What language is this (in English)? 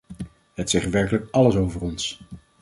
Dutch